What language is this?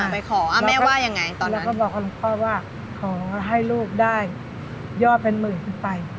Thai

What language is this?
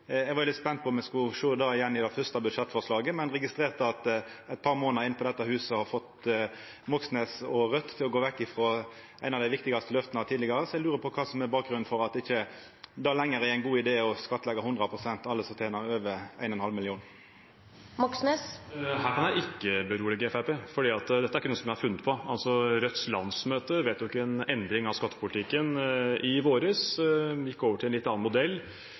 Norwegian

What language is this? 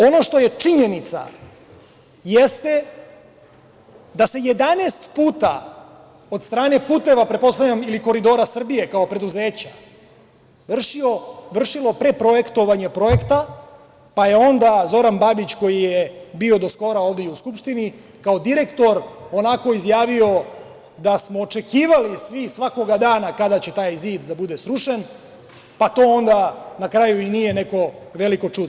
Serbian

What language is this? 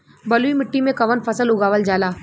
Bhojpuri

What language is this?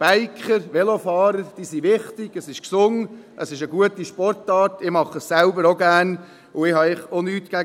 Swiss German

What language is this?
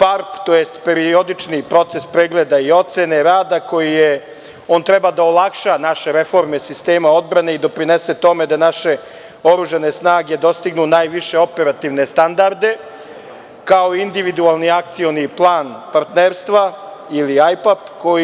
Serbian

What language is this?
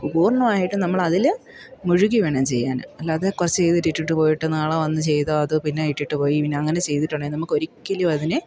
Malayalam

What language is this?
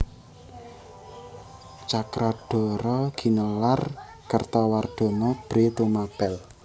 Javanese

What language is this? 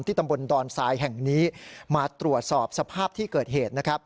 Thai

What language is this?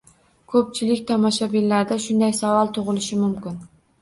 Uzbek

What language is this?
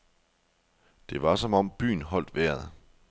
Danish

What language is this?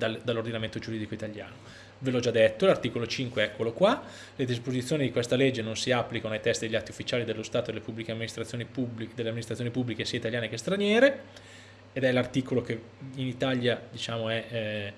Italian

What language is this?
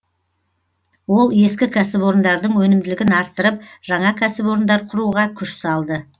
Kazakh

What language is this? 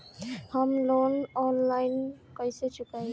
Bhojpuri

